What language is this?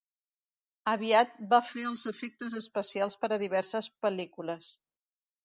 Catalan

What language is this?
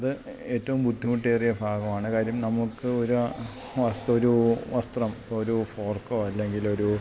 Malayalam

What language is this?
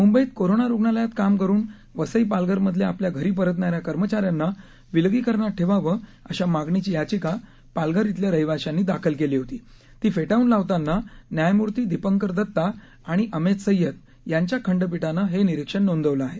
Marathi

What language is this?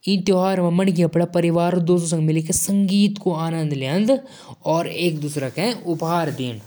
Jaunsari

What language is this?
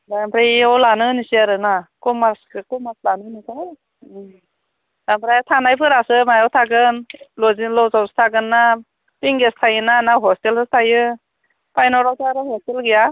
Bodo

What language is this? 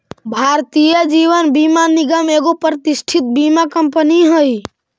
Magahi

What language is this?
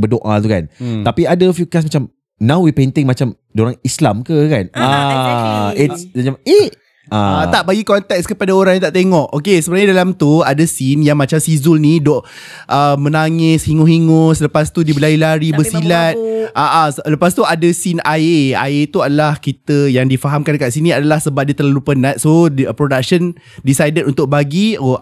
Malay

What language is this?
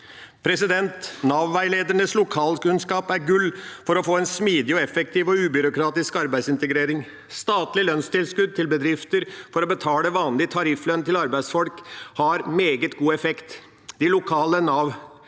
Norwegian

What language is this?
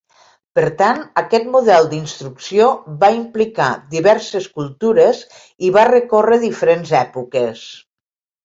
Catalan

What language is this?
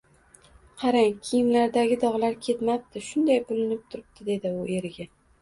Uzbek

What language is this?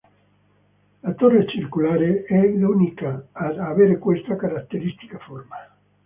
Italian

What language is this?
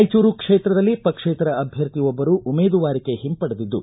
Kannada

